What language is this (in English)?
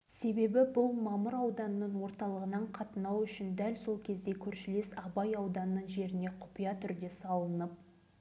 Kazakh